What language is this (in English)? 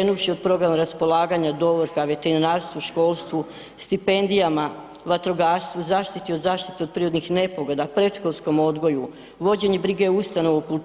Croatian